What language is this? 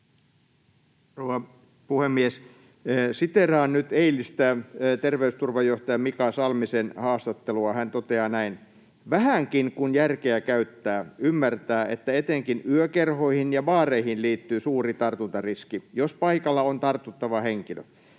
Finnish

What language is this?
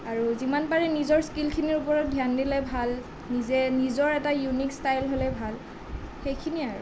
Assamese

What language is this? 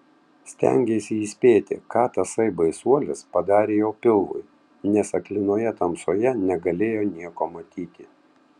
Lithuanian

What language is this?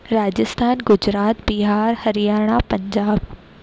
Sindhi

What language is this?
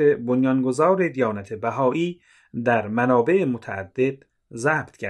Persian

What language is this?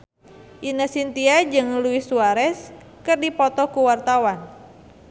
Sundanese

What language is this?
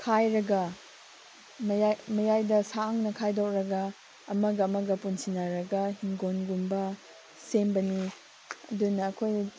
Manipuri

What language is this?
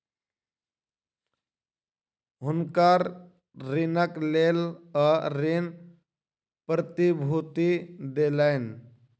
Maithili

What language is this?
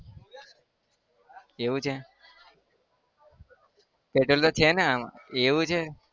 Gujarati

